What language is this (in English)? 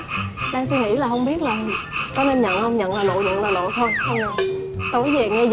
Vietnamese